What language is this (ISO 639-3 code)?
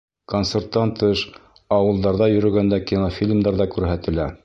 bak